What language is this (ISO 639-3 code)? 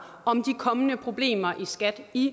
dan